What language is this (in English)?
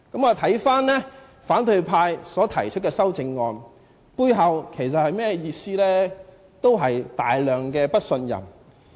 Cantonese